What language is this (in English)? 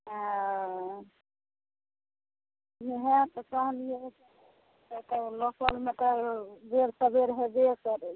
Maithili